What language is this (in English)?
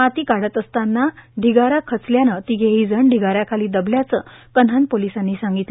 Marathi